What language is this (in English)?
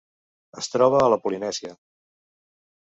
Catalan